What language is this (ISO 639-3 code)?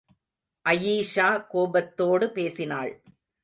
tam